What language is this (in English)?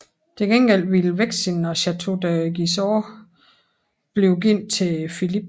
Danish